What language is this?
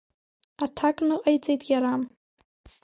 Abkhazian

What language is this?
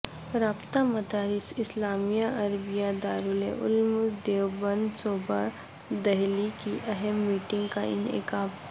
Urdu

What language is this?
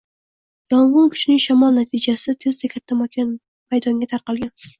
Uzbek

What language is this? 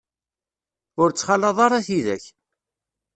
Kabyle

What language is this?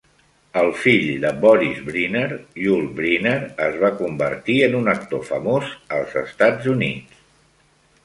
Catalan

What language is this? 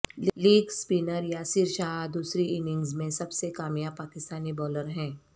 Urdu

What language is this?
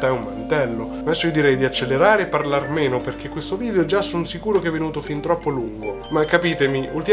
Italian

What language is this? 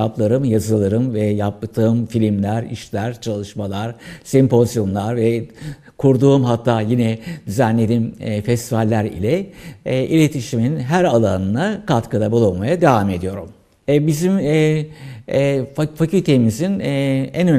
Turkish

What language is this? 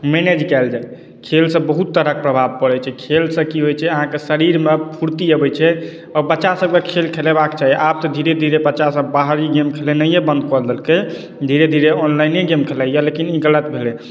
Maithili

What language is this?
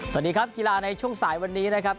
Thai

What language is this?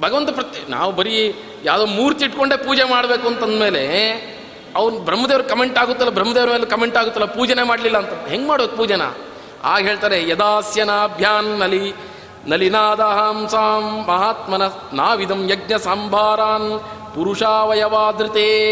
Kannada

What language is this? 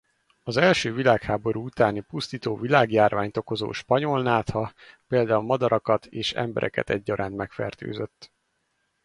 Hungarian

